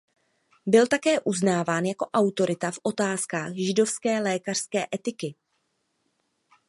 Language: Czech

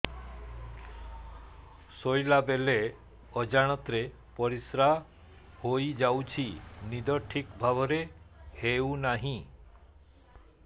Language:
Odia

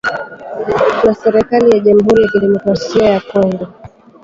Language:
Swahili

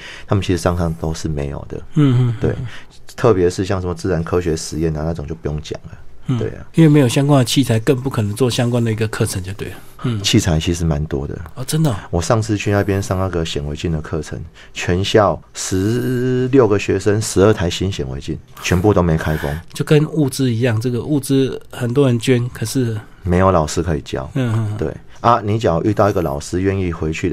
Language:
Chinese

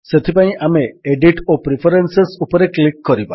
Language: Odia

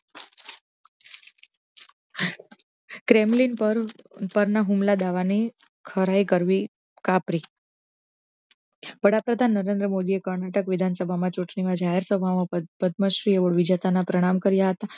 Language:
Gujarati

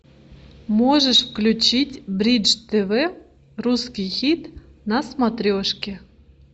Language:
Russian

